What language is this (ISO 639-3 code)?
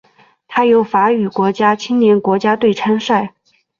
zho